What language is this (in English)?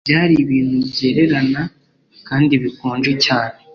Kinyarwanda